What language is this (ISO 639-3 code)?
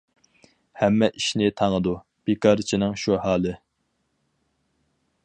uig